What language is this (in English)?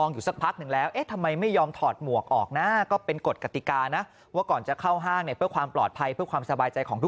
Thai